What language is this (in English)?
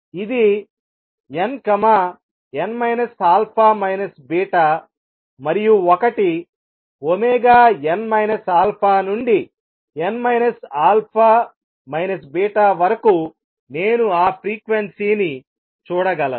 Telugu